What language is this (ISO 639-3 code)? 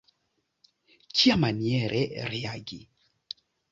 epo